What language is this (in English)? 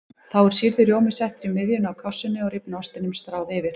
Icelandic